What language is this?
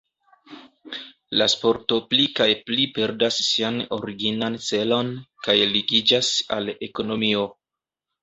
Esperanto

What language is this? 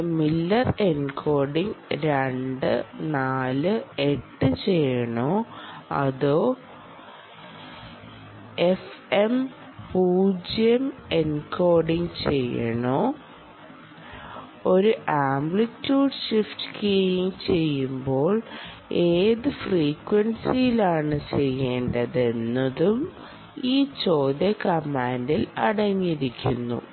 Malayalam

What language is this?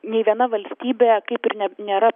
Lithuanian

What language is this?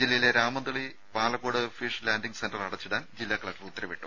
Malayalam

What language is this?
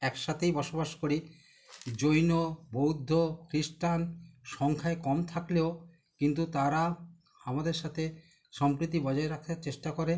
Bangla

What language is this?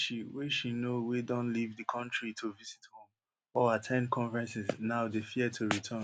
Nigerian Pidgin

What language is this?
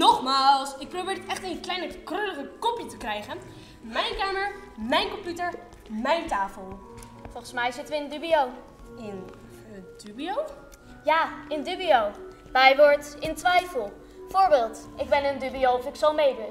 Dutch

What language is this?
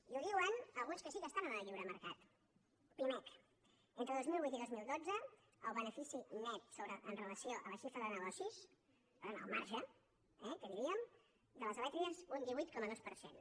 Catalan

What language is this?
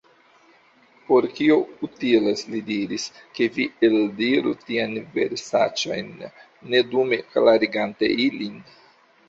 Esperanto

